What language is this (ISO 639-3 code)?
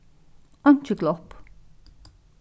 fao